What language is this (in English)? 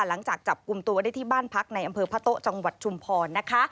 Thai